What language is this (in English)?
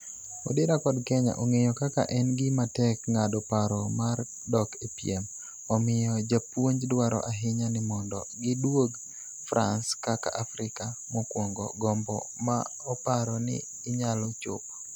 Luo (Kenya and Tanzania)